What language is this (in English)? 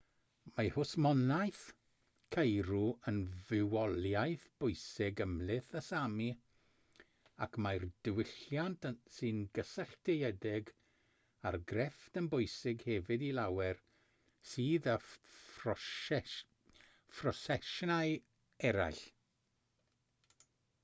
Welsh